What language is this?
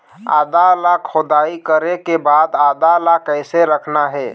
Chhattisgarhi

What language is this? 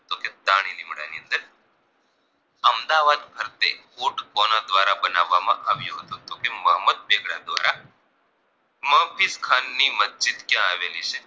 Gujarati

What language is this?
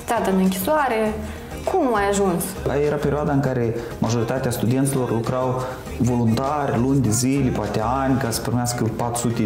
Romanian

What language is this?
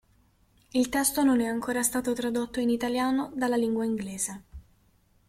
Italian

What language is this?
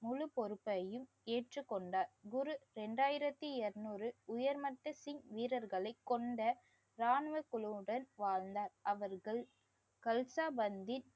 Tamil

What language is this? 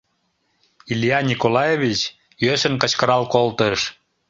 Mari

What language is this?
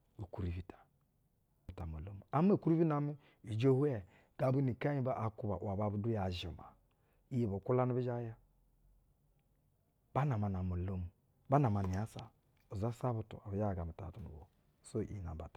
Basa (Nigeria)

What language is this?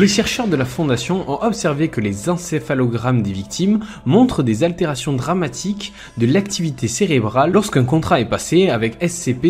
French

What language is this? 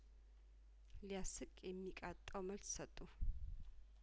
Amharic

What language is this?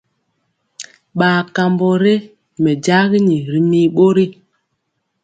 Mpiemo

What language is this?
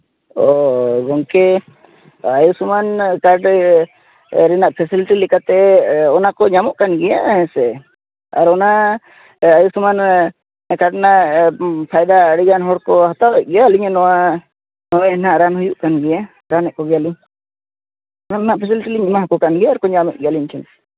Santali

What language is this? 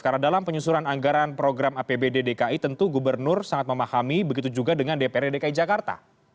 Indonesian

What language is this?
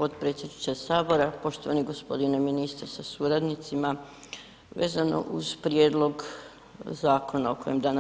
Croatian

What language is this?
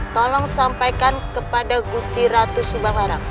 Indonesian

